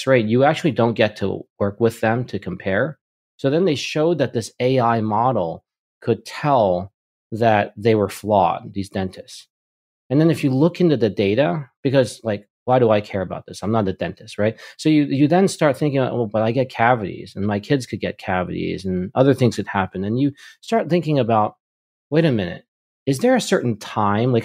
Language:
English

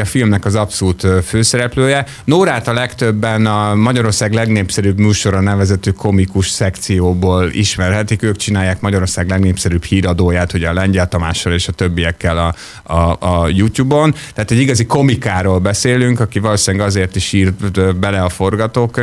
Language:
Hungarian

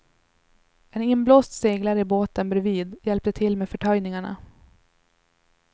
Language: Swedish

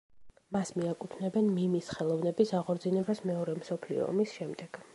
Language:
Georgian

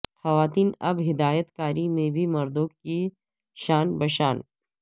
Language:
Urdu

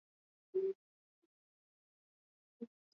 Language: Swahili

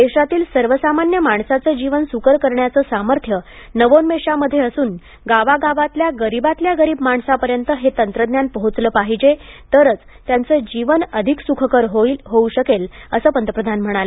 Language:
Marathi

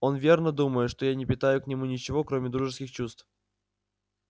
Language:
Russian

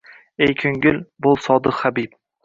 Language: Uzbek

